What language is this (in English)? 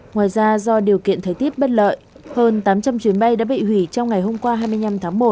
Vietnamese